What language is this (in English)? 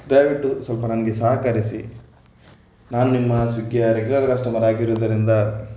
Kannada